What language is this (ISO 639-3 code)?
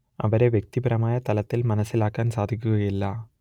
mal